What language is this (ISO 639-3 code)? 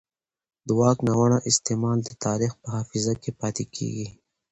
pus